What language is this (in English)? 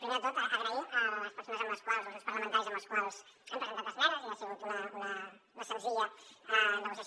Catalan